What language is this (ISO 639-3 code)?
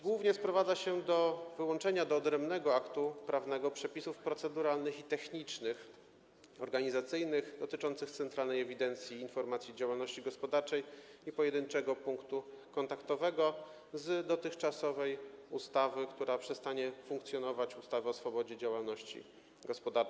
pol